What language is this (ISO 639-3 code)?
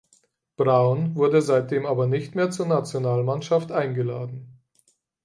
deu